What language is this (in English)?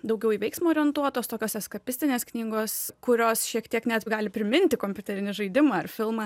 Lithuanian